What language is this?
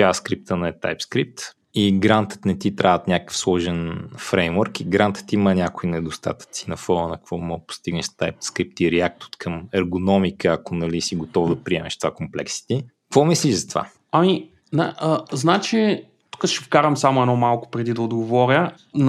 Bulgarian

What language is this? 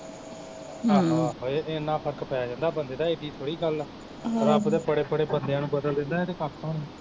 Punjabi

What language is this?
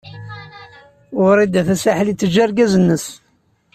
Kabyle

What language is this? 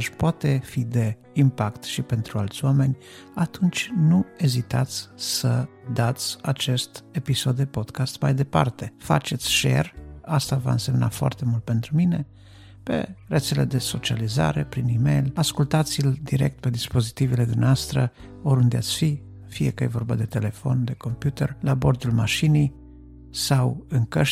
Romanian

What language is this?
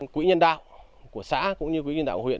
Vietnamese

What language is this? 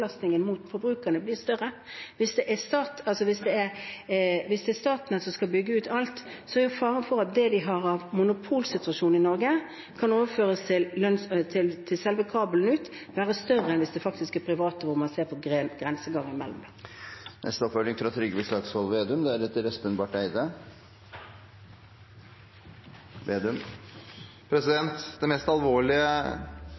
Norwegian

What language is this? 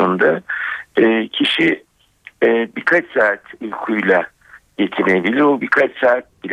Turkish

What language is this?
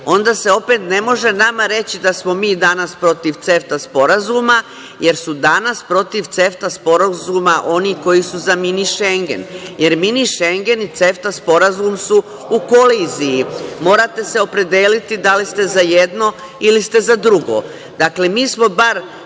Serbian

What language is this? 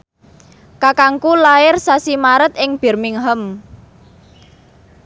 Javanese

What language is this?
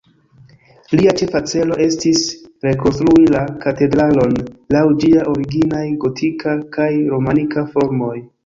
Esperanto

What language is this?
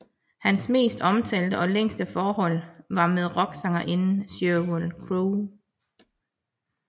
Danish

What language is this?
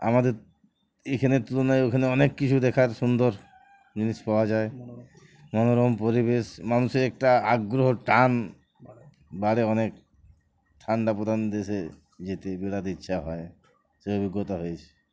Bangla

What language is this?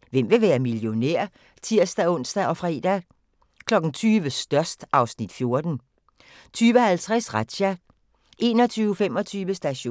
Danish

